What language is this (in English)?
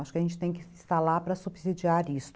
Portuguese